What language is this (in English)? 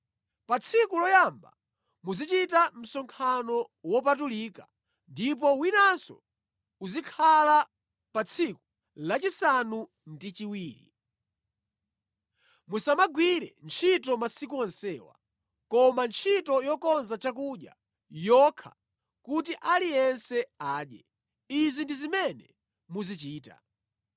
Nyanja